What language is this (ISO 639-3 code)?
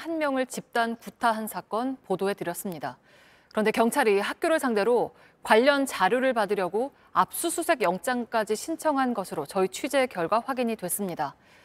kor